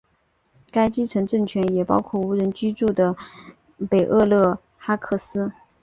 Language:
Chinese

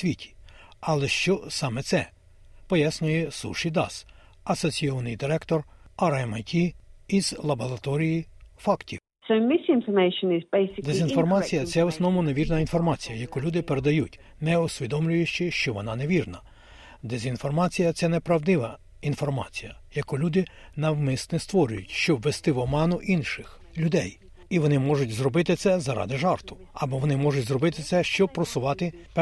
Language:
Ukrainian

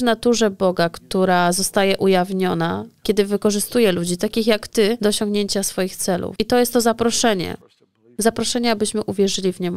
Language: Polish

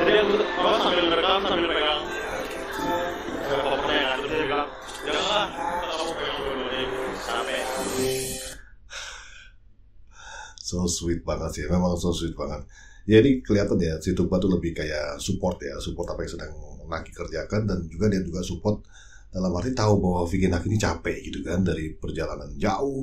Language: Indonesian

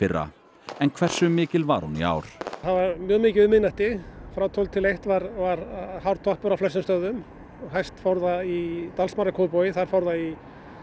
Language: Icelandic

